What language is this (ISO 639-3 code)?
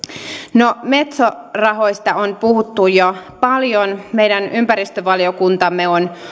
fin